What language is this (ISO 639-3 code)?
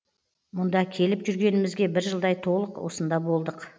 kaz